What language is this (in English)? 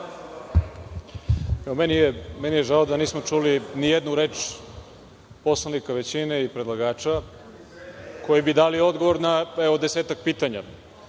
Serbian